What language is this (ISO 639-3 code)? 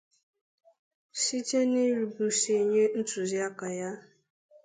ibo